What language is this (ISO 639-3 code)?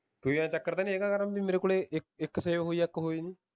pan